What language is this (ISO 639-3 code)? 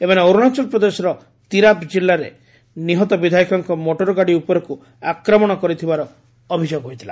ori